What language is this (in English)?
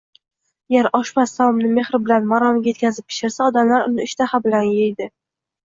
Uzbek